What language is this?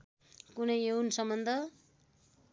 Nepali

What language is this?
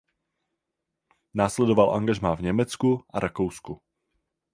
Czech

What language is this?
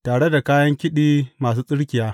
Hausa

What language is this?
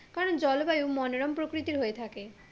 Bangla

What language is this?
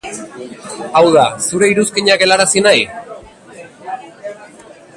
Basque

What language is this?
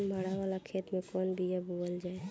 Bhojpuri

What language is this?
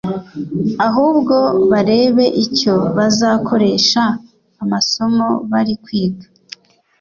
Kinyarwanda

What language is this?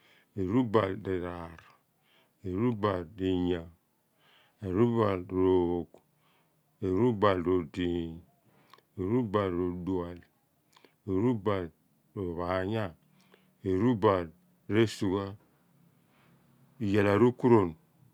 Abua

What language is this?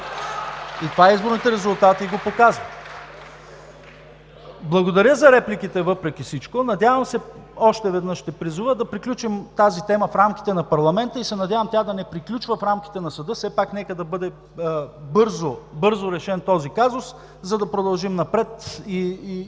Bulgarian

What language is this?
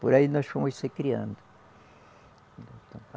Portuguese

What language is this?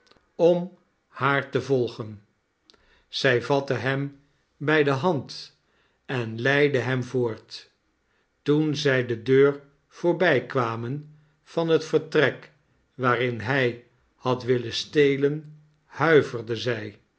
Dutch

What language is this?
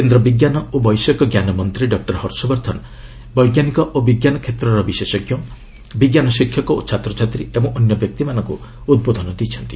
Odia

